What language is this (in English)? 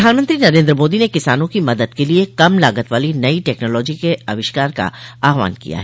Hindi